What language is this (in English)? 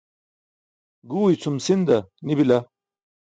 Burushaski